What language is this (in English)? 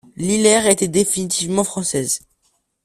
French